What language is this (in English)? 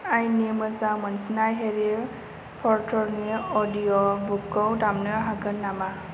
Bodo